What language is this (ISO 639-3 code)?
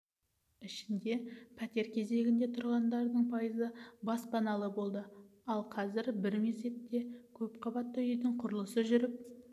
kaz